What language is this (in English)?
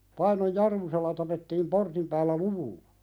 Finnish